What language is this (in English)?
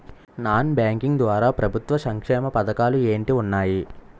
Telugu